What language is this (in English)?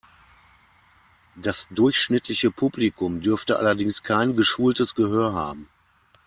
German